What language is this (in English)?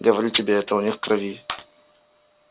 Russian